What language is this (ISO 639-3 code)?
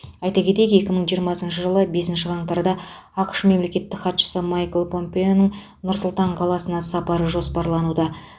kaz